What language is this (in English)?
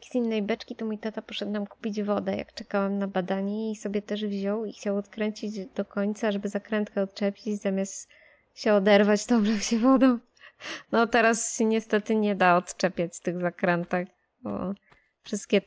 Polish